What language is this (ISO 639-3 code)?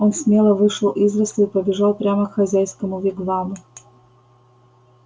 rus